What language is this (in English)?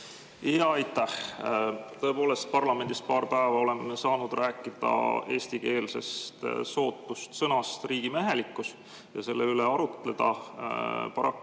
Estonian